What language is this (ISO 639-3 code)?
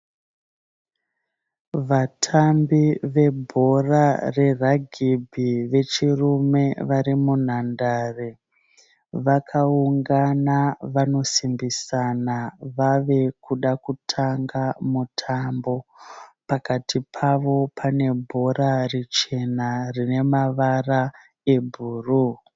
sna